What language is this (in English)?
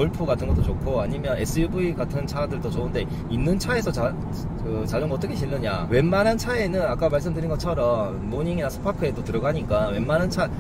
Korean